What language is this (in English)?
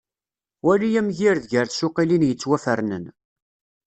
Kabyle